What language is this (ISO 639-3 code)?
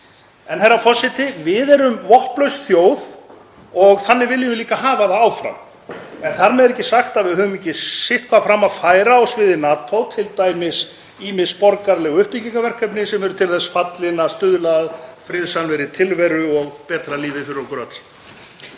isl